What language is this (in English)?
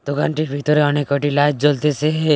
Bangla